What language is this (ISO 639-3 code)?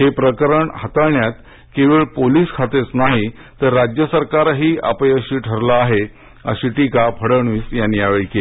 mar